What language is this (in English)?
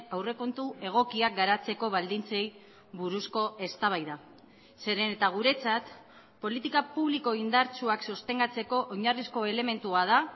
Basque